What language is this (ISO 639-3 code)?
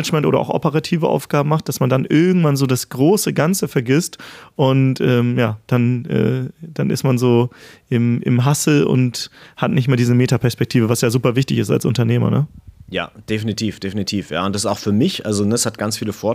deu